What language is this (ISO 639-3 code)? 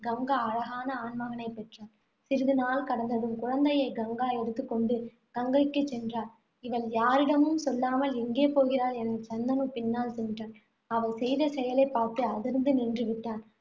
tam